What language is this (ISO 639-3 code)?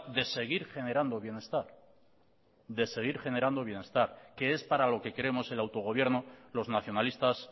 spa